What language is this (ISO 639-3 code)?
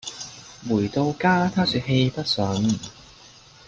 yue